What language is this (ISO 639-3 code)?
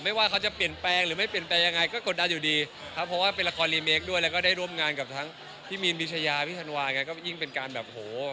tha